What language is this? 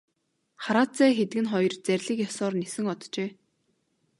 Mongolian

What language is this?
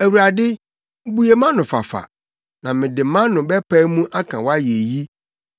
Akan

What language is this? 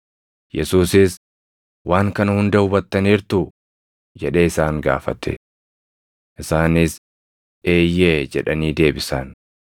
Oromo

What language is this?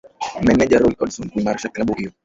Swahili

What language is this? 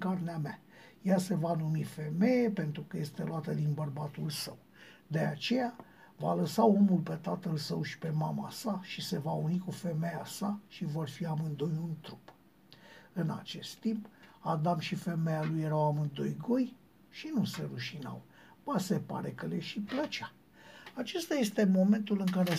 Romanian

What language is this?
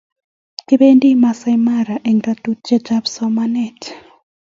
Kalenjin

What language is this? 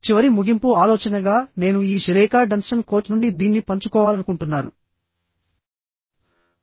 Telugu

